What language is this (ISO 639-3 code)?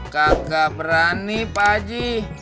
ind